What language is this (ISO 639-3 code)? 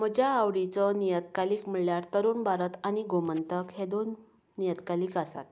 kok